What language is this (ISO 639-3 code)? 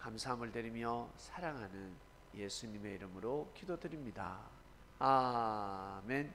kor